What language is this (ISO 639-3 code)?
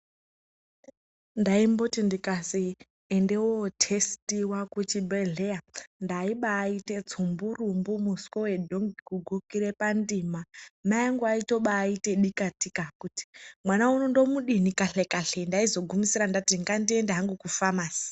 ndc